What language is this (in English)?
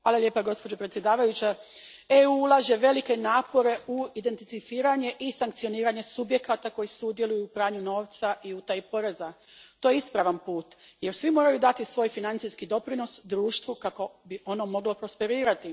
Croatian